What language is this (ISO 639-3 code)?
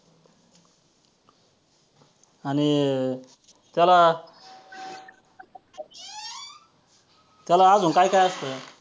mar